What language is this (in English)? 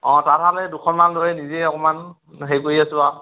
Assamese